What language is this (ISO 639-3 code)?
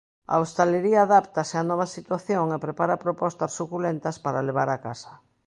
glg